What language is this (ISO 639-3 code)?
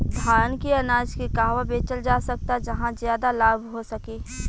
bho